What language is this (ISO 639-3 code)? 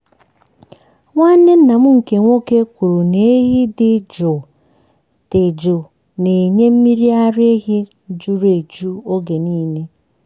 ibo